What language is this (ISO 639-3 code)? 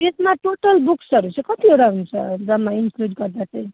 nep